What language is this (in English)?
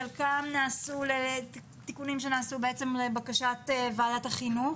Hebrew